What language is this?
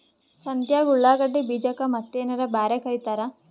Kannada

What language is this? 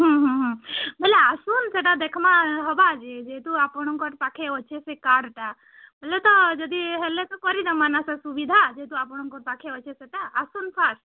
Odia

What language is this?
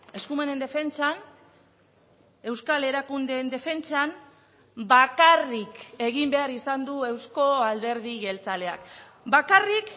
Basque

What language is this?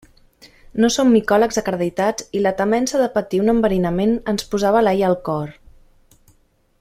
Catalan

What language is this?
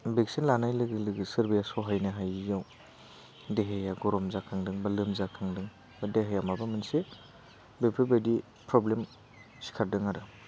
Bodo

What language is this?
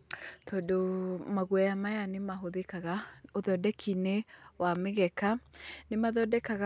Kikuyu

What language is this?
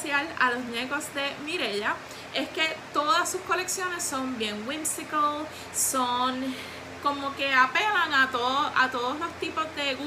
Spanish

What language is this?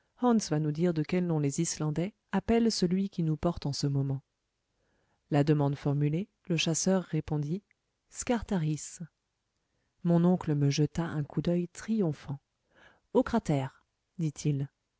French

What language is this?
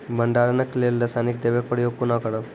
Maithili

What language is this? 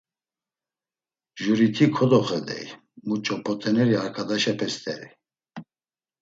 Laz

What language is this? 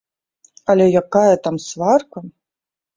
Belarusian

